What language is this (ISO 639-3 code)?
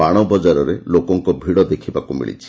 ori